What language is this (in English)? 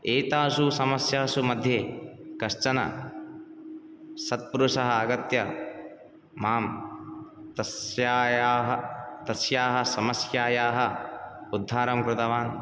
Sanskrit